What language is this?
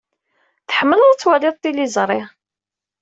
Kabyle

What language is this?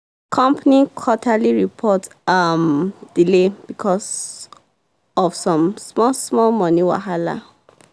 Nigerian Pidgin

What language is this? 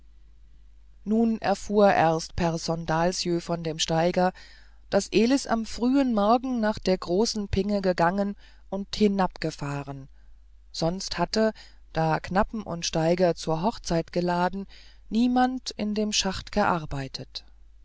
German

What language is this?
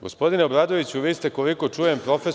Serbian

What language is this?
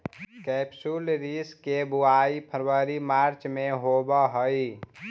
Magahi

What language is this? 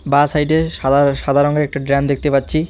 Bangla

